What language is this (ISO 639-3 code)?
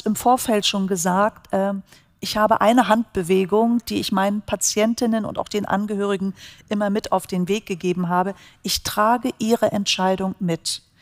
deu